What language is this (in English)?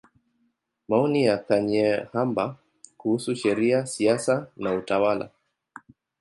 Swahili